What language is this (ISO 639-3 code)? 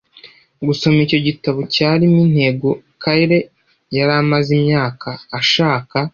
kin